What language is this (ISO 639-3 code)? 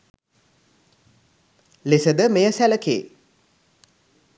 sin